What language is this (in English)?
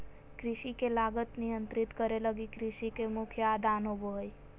Magahi